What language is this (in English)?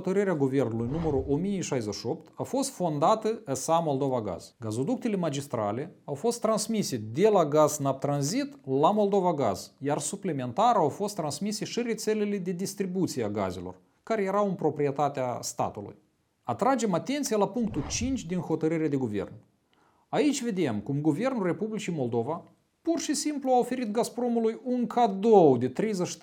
Romanian